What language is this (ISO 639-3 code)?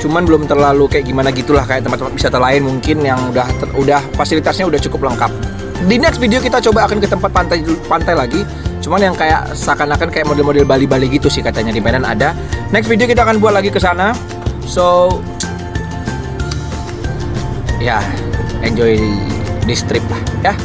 ind